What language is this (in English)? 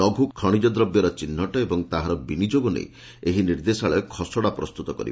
Odia